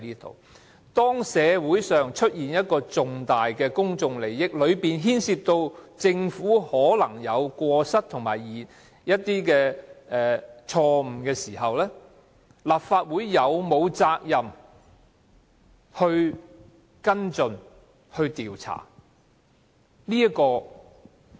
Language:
Cantonese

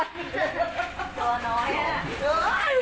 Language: Thai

